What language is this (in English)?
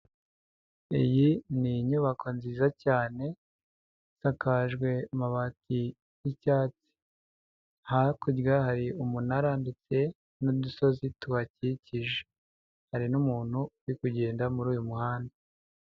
Kinyarwanda